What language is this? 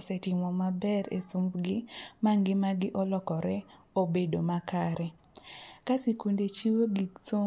Luo (Kenya and Tanzania)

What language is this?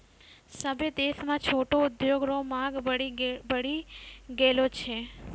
Maithili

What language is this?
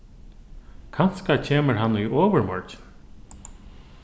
Faroese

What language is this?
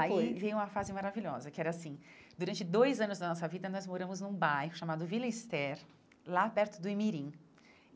Portuguese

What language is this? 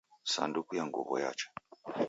Taita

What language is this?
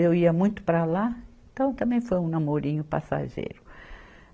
Portuguese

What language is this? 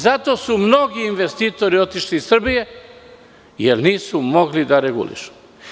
Serbian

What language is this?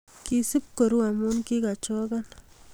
Kalenjin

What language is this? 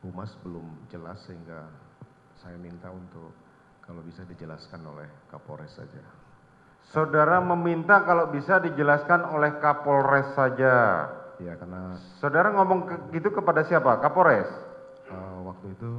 Indonesian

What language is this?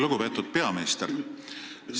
Estonian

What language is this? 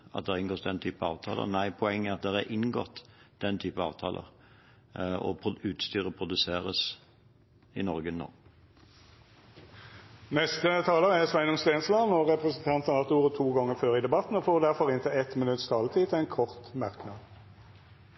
Norwegian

